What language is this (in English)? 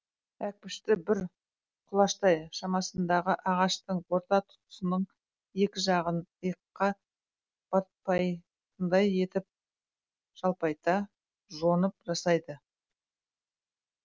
Kazakh